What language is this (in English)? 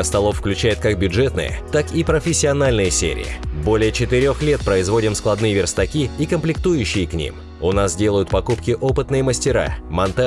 Russian